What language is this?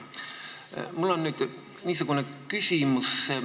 Estonian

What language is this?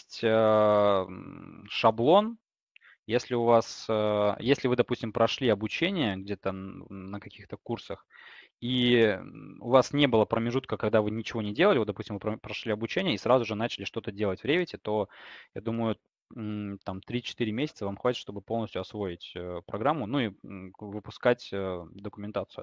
Russian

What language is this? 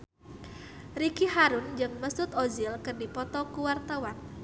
Sundanese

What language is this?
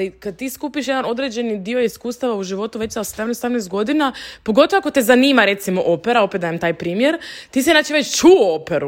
Croatian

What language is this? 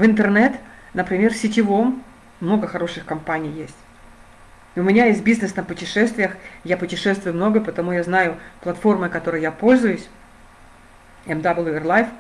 Russian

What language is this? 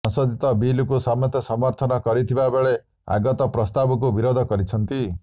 Odia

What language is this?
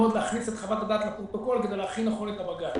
Hebrew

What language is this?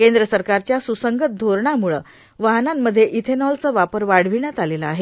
Marathi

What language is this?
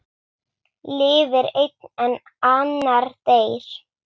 Icelandic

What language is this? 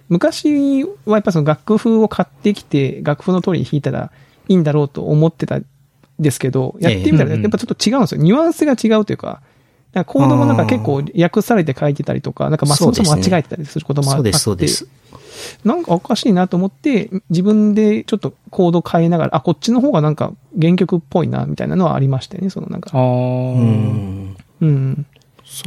Japanese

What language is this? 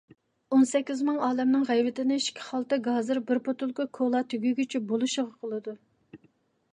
Uyghur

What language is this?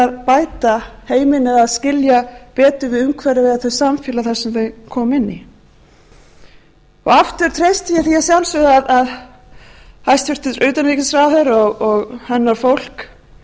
Icelandic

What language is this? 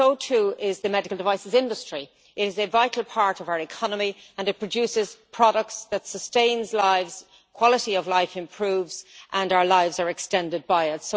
English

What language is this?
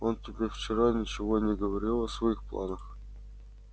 Russian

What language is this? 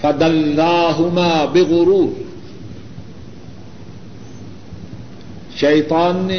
Urdu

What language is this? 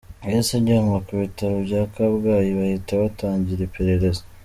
Kinyarwanda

